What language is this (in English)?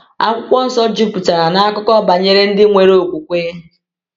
Igbo